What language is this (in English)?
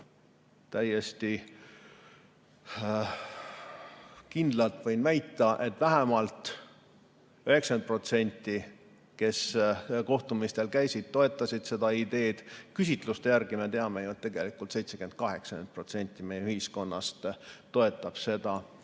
Estonian